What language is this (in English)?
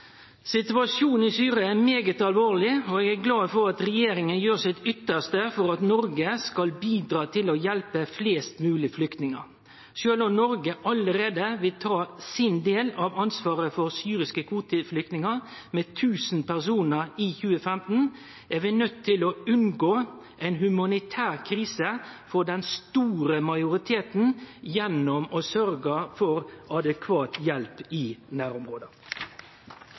Norwegian Nynorsk